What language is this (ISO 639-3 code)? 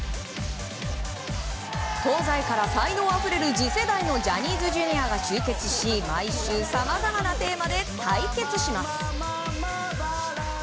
jpn